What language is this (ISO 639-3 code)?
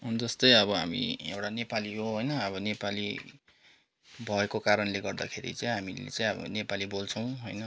nep